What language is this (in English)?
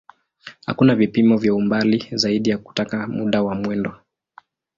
Swahili